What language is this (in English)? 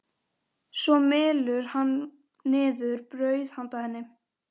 Icelandic